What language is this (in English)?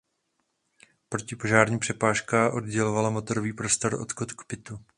Czech